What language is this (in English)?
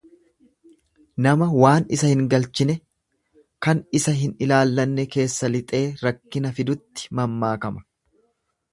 Oromo